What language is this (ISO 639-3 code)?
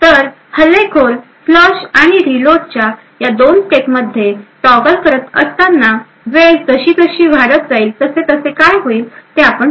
mar